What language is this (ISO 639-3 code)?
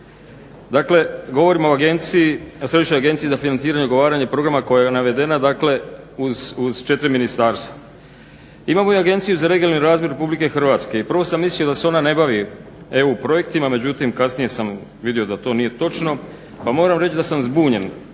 hrv